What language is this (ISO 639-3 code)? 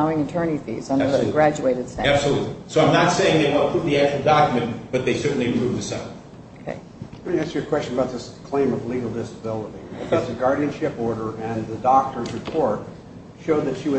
eng